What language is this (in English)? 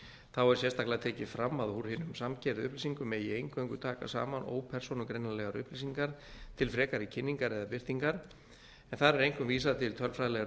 Icelandic